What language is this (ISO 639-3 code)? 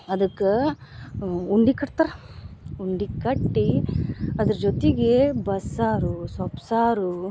kan